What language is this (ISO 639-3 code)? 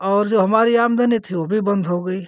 hin